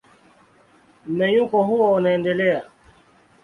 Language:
Swahili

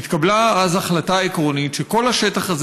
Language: Hebrew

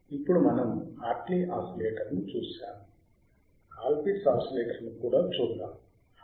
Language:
Telugu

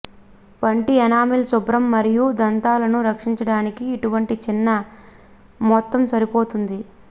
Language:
Telugu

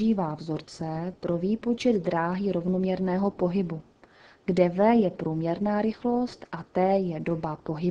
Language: Czech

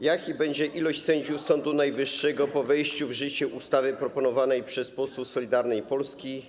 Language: Polish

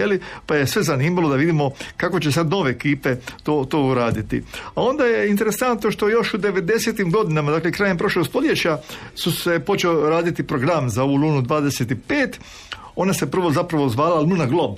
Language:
Croatian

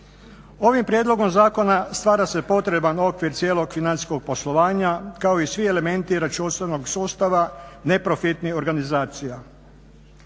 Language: Croatian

